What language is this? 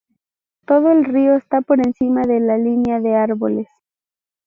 Spanish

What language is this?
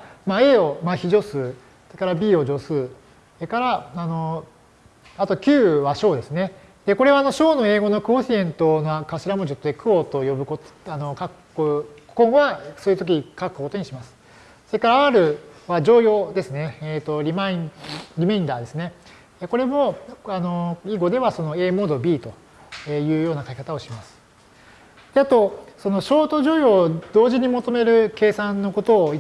Japanese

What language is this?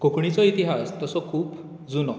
Konkani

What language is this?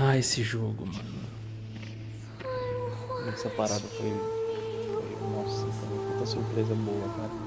Portuguese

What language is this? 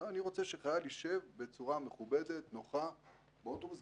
Hebrew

